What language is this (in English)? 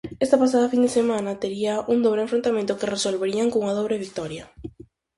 Galician